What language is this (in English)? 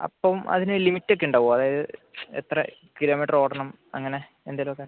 Malayalam